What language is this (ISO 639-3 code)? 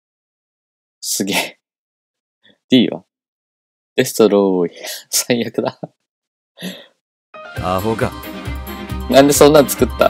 jpn